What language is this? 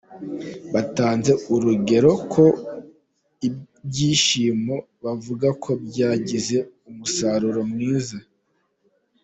Kinyarwanda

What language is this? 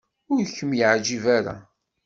Kabyle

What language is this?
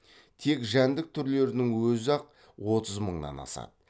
Kazakh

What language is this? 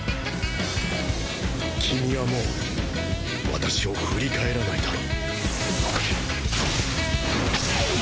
Japanese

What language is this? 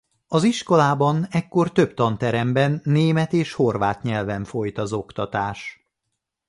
Hungarian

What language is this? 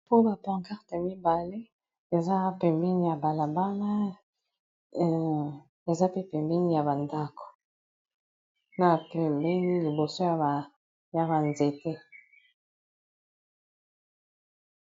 Lingala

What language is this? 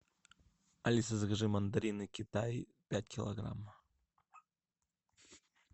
Russian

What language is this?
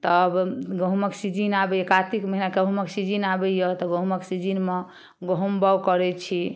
Maithili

